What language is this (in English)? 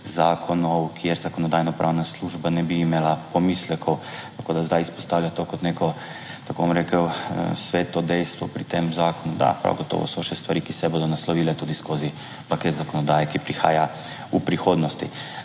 Slovenian